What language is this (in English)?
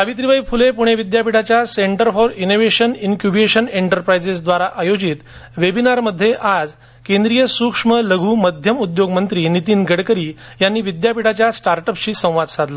Marathi